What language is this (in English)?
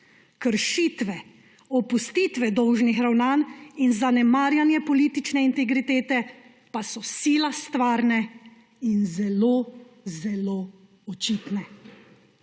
Slovenian